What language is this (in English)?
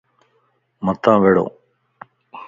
Lasi